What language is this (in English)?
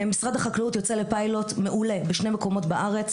Hebrew